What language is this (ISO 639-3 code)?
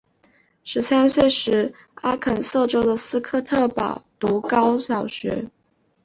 zho